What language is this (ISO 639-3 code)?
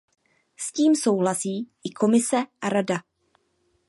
ces